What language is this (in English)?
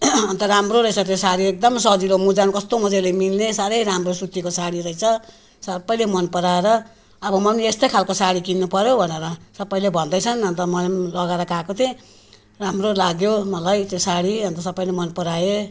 Nepali